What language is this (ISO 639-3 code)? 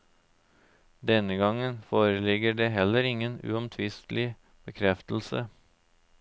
nor